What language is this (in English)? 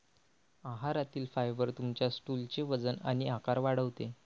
Marathi